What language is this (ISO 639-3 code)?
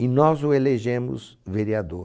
por